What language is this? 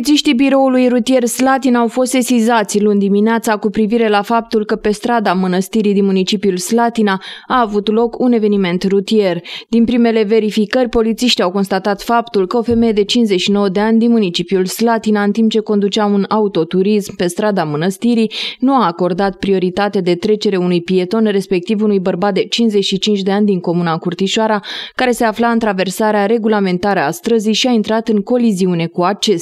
Romanian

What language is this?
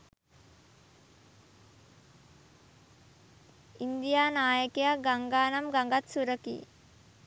Sinhala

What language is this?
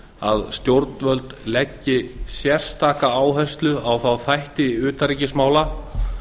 Icelandic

